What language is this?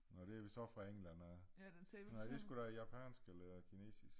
Danish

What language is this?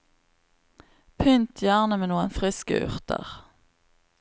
Norwegian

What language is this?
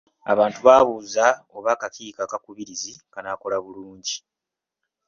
Ganda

